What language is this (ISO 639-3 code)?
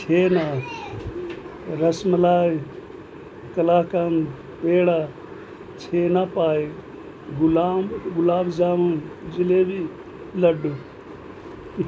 urd